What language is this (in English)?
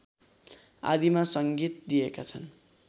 Nepali